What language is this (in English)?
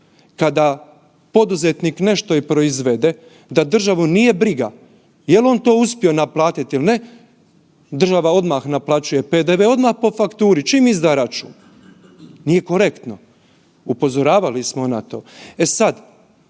Croatian